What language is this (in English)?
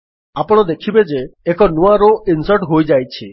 Odia